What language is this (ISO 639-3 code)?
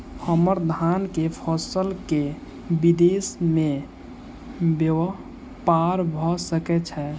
mai